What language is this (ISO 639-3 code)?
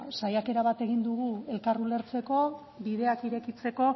eus